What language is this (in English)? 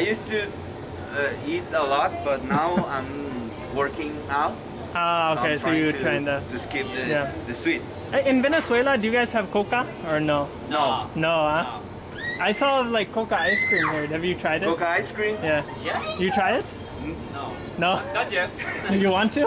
English